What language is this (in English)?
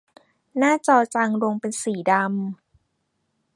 Thai